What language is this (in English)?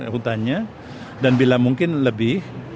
Indonesian